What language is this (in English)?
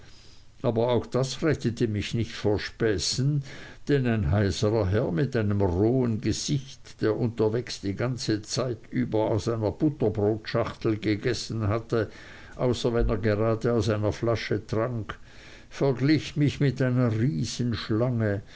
German